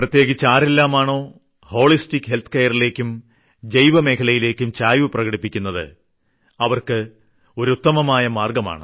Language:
Malayalam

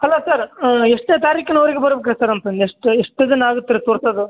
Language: Kannada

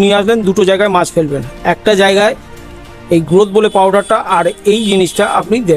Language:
Bangla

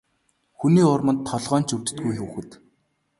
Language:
Mongolian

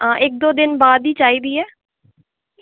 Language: Dogri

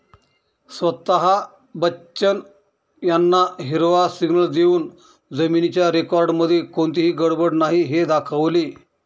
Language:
Marathi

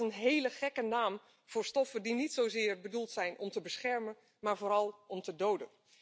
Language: Dutch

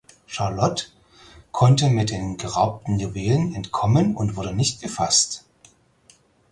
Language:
German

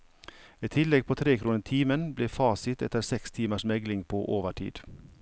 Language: Norwegian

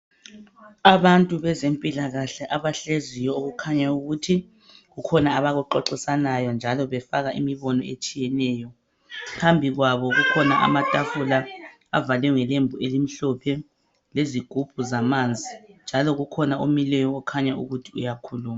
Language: North Ndebele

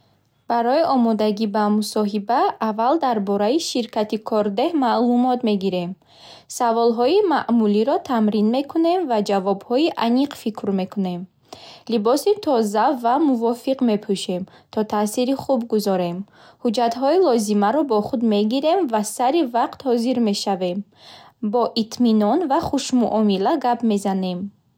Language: Bukharic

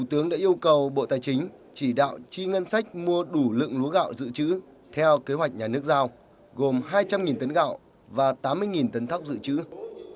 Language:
Vietnamese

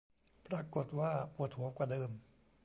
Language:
Thai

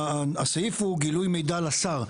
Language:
Hebrew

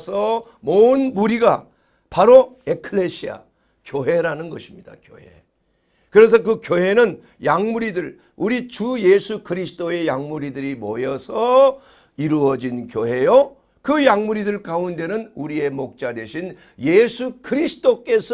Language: Korean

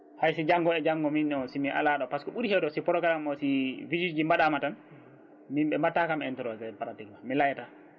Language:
Fula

